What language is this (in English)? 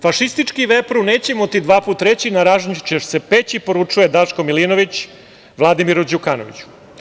Serbian